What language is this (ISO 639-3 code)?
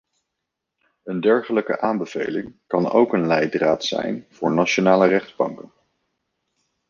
nld